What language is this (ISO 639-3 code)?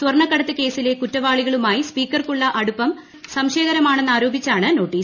mal